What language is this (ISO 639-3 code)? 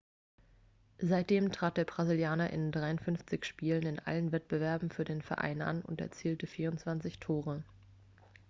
deu